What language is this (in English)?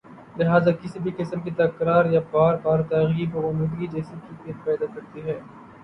Urdu